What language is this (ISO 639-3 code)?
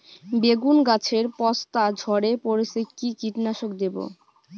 ben